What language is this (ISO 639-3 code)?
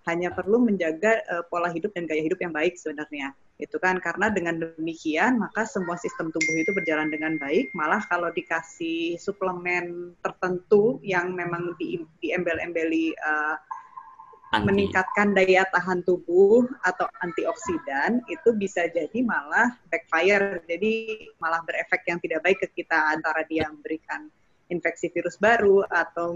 ind